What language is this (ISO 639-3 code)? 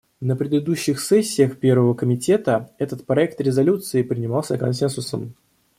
rus